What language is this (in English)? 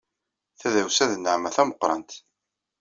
Kabyle